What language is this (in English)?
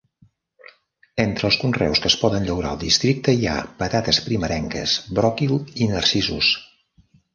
Catalan